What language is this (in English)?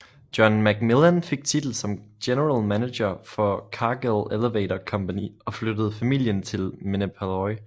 Danish